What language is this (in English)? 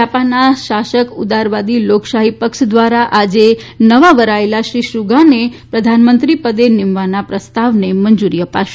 Gujarati